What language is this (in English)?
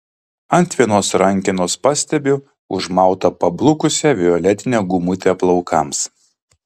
Lithuanian